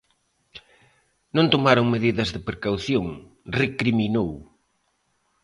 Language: Galician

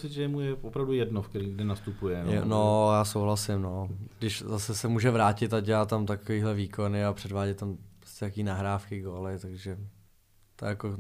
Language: Czech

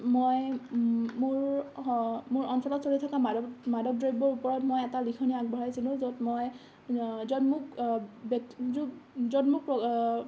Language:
Assamese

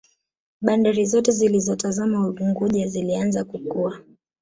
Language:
Swahili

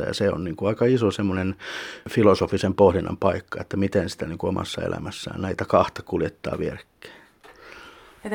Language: Finnish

